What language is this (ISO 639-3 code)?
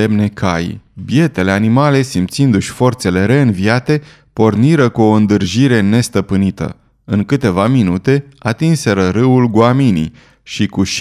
ron